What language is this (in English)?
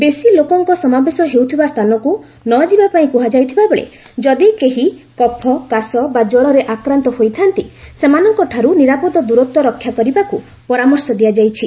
Odia